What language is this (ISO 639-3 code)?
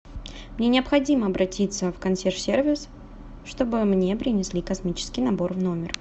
rus